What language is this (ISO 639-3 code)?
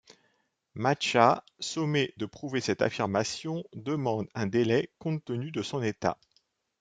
fra